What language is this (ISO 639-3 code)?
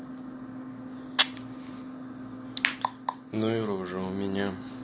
rus